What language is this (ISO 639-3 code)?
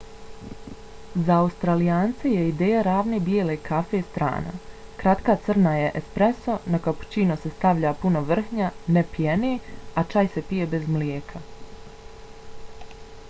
bos